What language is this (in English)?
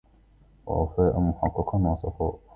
Arabic